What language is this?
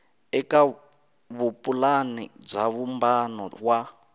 Tsonga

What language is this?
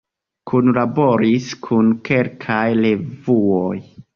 Esperanto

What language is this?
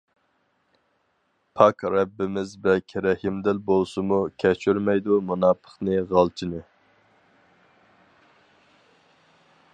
Uyghur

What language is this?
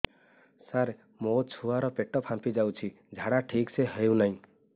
Odia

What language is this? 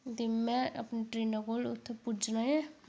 Dogri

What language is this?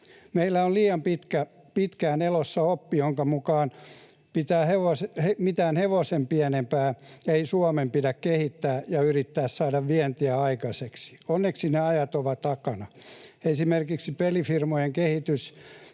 Finnish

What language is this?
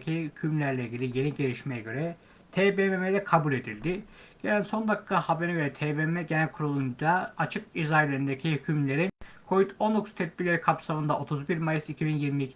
Turkish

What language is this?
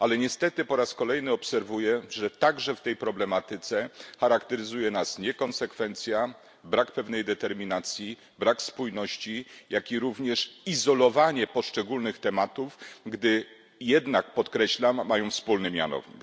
Polish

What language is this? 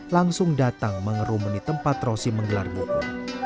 Indonesian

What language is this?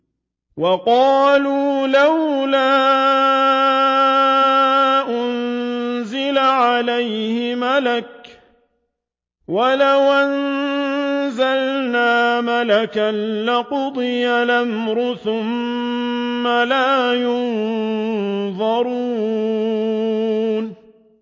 Arabic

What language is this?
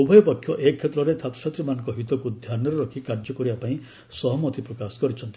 Odia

